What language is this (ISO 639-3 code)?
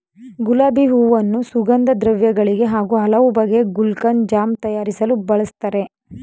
kan